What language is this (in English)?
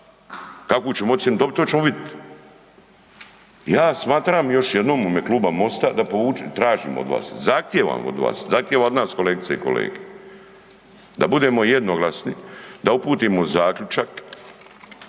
Croatian